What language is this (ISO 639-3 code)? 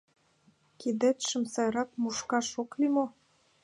chm